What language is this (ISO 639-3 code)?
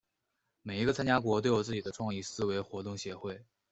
zho